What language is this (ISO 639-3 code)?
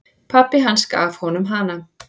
isl